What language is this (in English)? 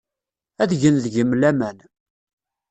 Kabyle